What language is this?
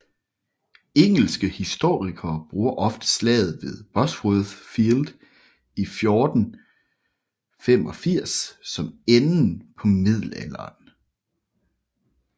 Danish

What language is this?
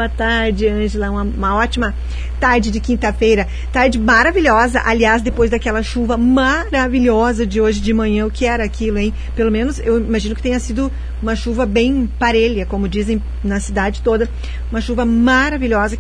Portuguese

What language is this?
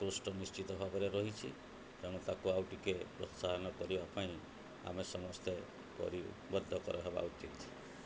Odia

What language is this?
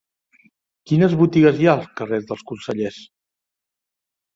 Catalan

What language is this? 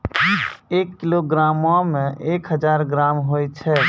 Maithili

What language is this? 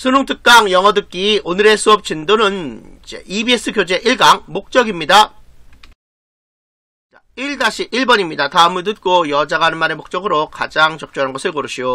Korean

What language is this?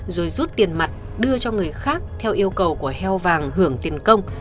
Vietnamese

